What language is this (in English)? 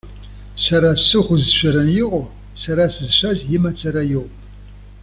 Abkhazian